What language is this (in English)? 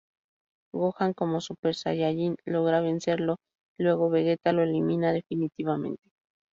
Spanish